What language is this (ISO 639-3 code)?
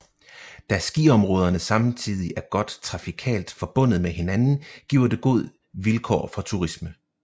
dan